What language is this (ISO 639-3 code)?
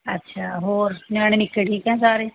pan